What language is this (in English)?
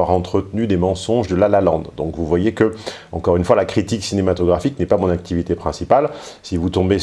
French